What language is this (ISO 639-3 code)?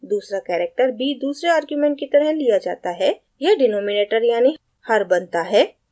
hin